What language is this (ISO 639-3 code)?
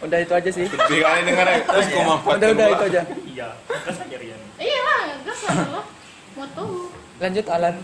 ind